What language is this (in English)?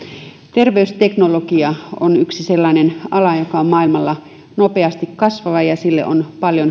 Finnish